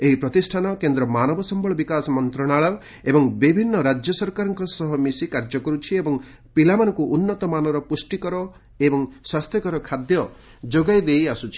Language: Odia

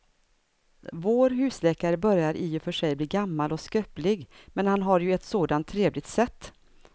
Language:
Swedish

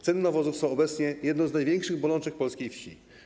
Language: Polish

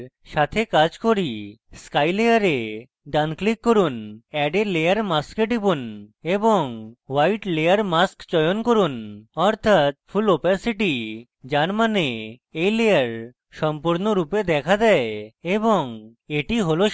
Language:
Bangla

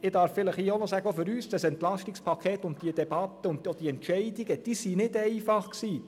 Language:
Swiss German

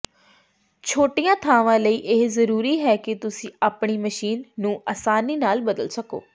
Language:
Punjabi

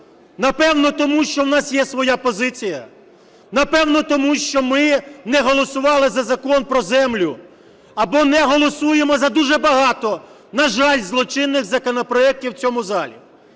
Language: Ukrainian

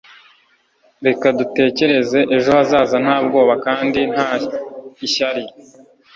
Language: Kinyarwanda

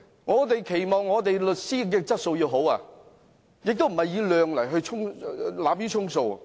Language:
Cantonese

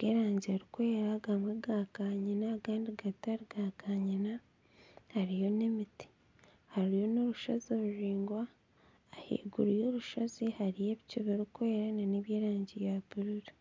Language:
Nyankole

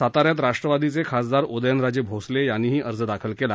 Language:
Marathi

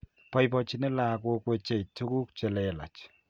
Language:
Kalenjin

